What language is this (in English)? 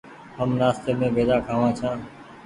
Goaria